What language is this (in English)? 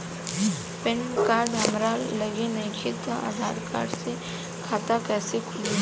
Bhojpuri